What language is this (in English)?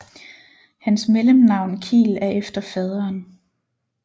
Danish